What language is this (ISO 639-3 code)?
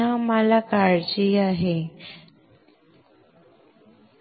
mar